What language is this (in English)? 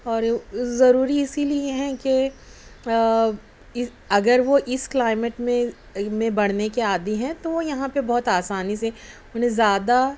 Urdu